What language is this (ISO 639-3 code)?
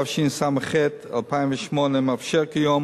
heb